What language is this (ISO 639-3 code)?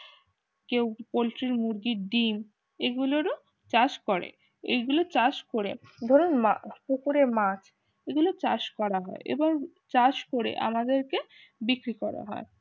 ben